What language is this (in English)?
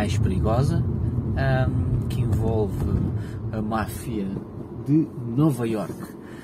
Portuguese